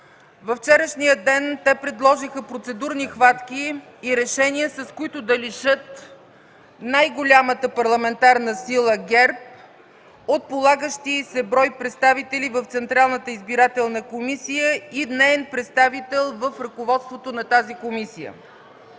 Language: Bulgarian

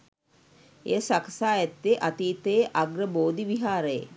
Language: Sinhala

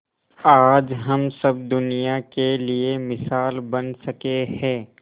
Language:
Hindi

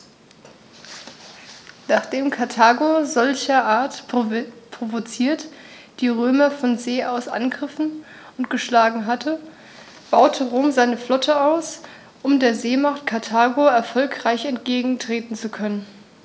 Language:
German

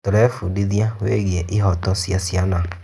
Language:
Kikuyu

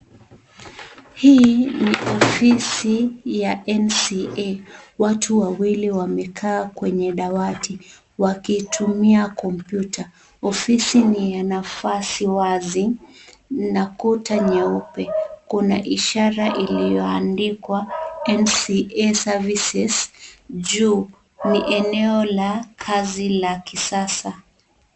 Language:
Swahili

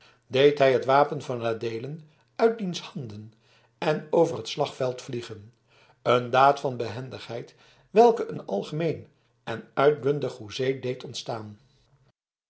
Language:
Dutch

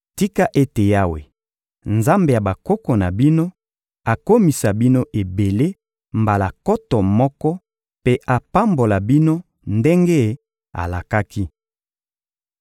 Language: Lingala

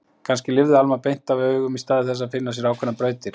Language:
Icelandic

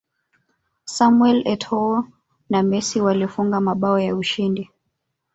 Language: Swahili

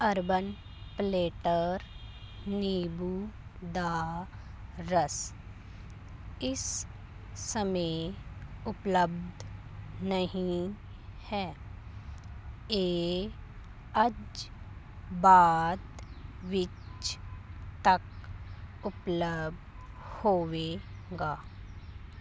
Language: Punjabi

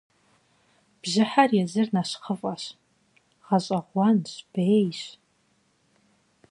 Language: Kabardian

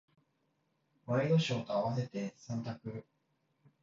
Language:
Japanese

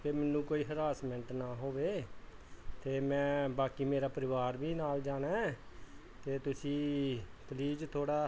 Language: Punjabi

